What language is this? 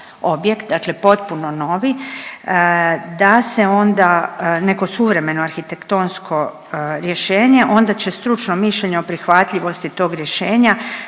Croatian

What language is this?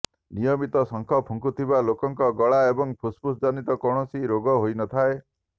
Odia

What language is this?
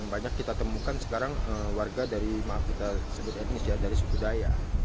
Indonesian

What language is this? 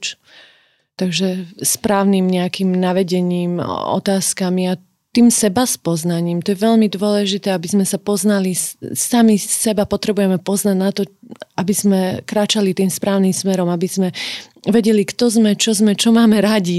Slovak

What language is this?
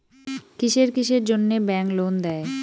Bangla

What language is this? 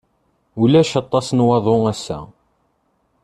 Kabyle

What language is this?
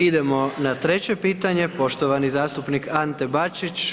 Croatian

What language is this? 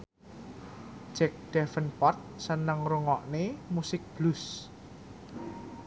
Javanese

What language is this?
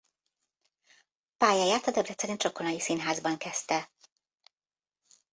Hungarian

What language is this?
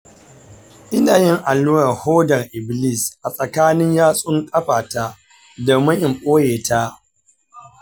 Hausa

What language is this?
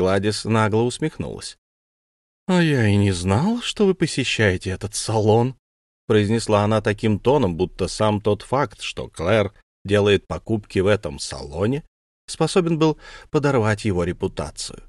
Russian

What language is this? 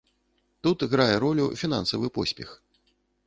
Belarusian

